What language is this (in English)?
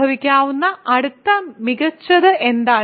Malayalam